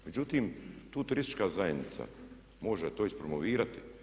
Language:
Croatian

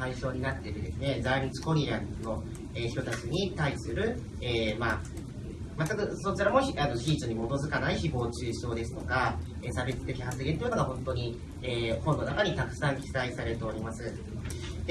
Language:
Japanese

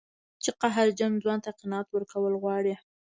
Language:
Pashto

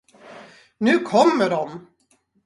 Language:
Swedish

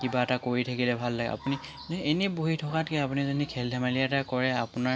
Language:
Assamese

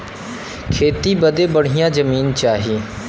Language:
Bhojpuri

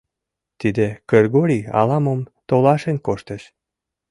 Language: Mari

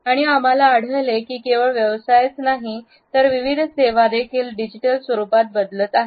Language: Marathi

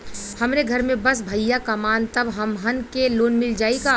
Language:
Bhojpuri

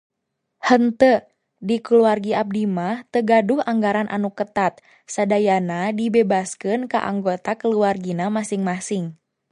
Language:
Sundanese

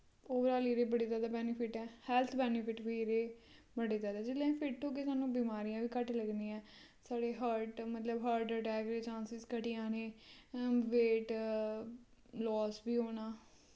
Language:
Dogri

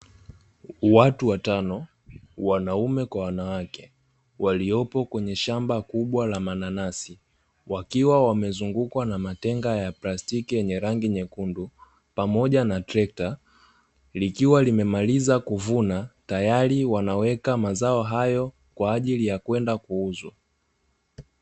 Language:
Swahili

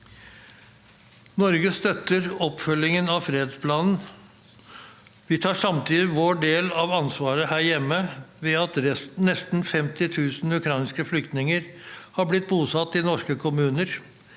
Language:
Norwegian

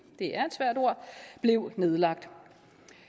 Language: Danish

